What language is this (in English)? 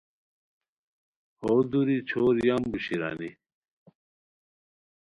Khowar